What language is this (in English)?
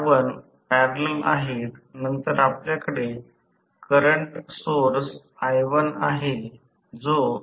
Marathi